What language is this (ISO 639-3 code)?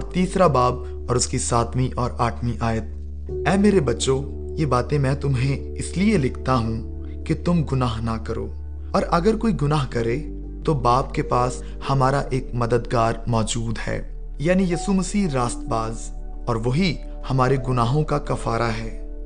urd